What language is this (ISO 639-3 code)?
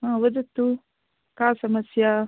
san